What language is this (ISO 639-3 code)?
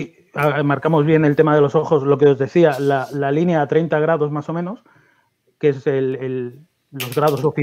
spa